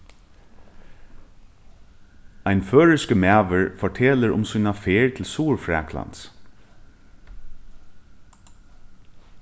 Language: Faroese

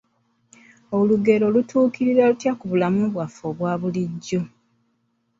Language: Ganda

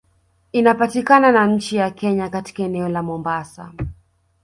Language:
Swahili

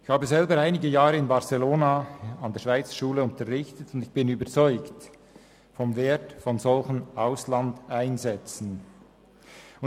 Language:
Swiss German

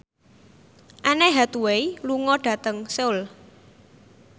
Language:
Javanese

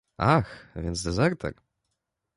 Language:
Polish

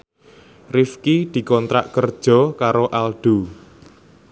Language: Javanese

